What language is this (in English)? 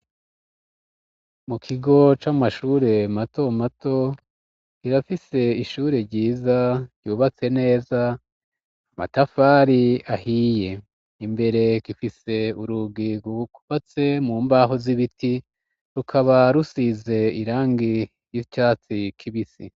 Rundi